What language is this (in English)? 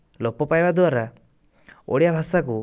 Odia